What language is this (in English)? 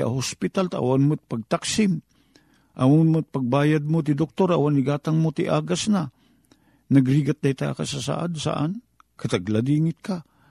Filipino